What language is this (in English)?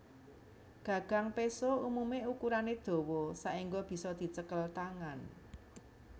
Javanese